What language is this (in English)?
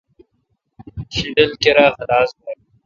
Kalkoti